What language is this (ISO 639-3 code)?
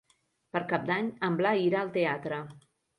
cat